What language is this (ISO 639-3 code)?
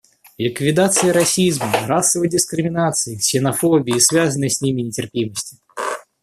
rus